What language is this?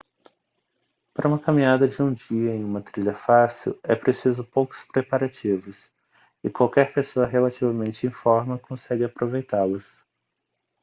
Portuguese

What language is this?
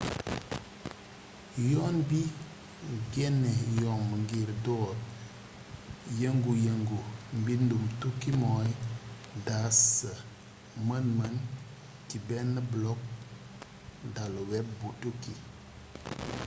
Wolof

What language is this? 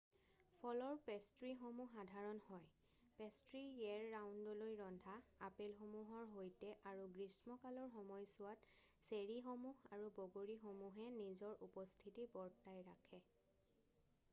Assamese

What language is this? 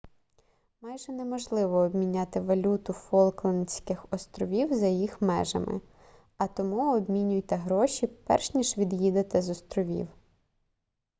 Ukrainian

